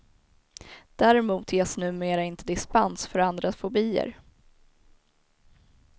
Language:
Swedish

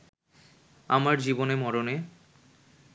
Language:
Bangla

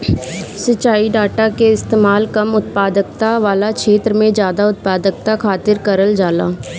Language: Bhojpuri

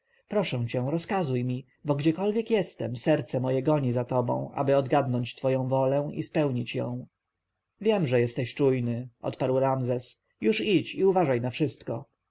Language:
Polish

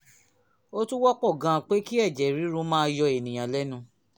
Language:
Yoruba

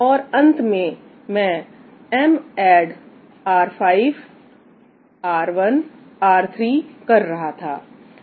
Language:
Hindi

